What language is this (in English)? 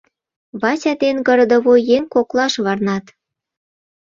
Mari